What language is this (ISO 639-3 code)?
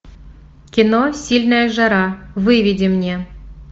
rus